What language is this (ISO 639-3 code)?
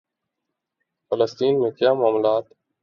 urd